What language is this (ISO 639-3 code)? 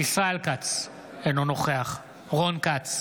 heb